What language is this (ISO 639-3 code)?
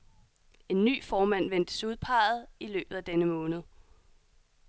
dan